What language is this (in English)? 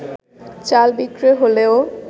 Bangla